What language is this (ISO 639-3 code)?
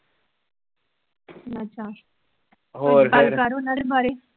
pan